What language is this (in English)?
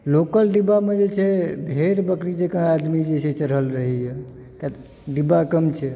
Maithili